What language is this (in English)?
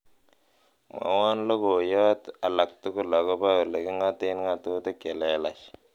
Kalenjin